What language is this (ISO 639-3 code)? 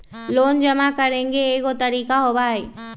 mag